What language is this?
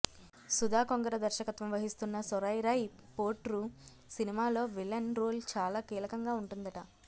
Telugu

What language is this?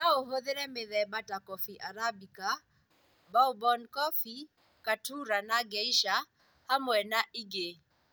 Kikuyu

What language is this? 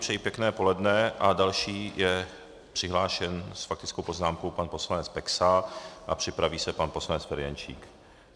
Czech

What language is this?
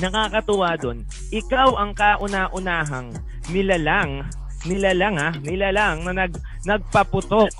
Filipino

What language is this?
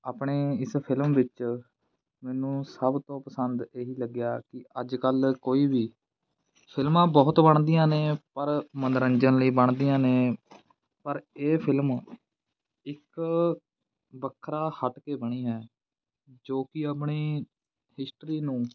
Punjabi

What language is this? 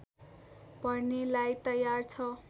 Nepali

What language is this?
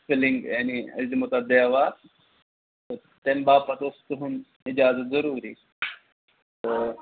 Kashmiri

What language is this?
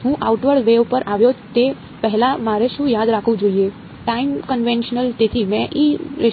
Gujarati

